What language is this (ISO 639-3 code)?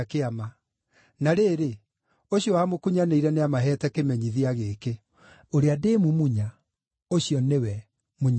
kik